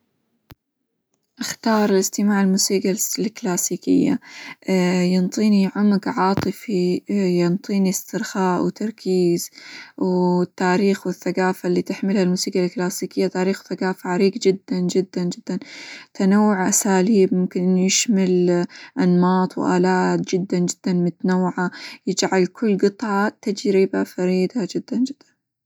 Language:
Hijazi Arabic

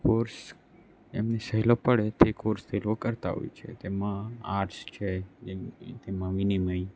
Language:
Gujarati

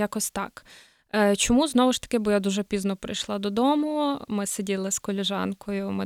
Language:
Ukrainian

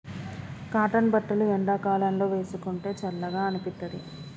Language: Telugu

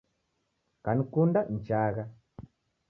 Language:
Taita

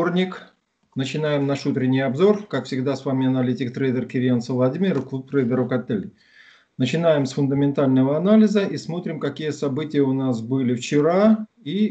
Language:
Russian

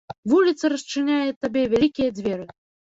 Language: Belarusian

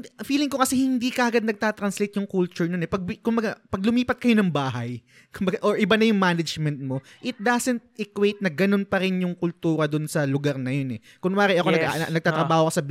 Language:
Filipino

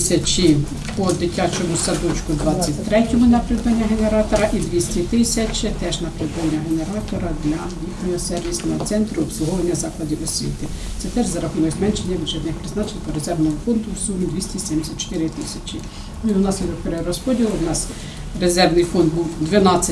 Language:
Ukrainian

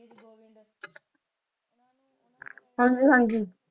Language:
Punjabi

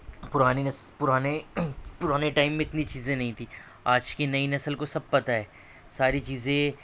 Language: Urdu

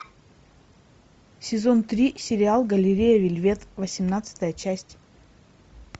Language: Russian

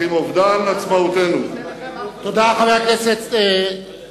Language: Hebrew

